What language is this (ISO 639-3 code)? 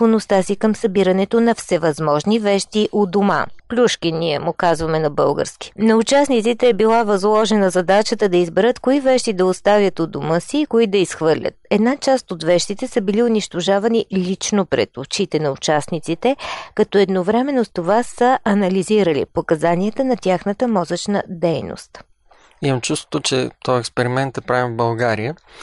bul